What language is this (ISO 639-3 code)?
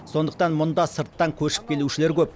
kaz